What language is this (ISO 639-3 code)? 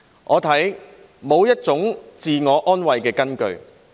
yue